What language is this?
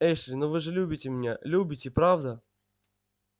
Russian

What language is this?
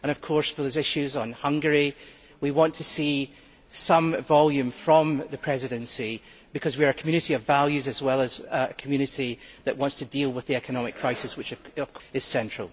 English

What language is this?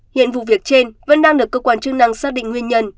Vietnamese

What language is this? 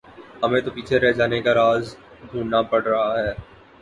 Urdu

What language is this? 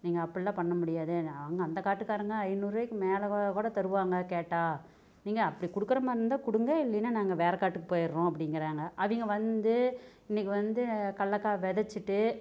Tamil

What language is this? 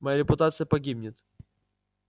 Russian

